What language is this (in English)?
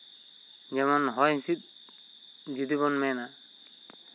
Santali